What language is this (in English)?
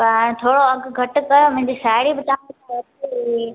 Sindhi